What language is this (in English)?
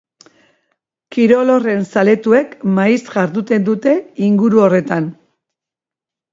Basque